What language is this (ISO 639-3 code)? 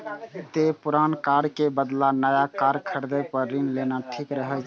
mai